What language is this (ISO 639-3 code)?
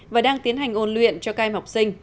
vie